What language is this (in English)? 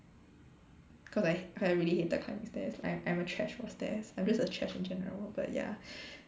English